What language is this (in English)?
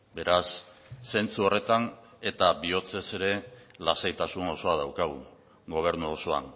Basque